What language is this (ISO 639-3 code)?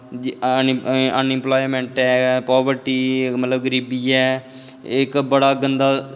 doi